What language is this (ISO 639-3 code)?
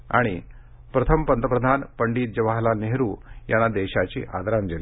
mar